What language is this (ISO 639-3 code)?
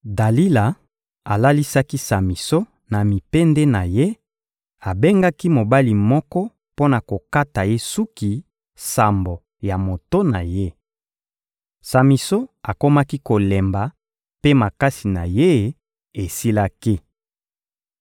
lin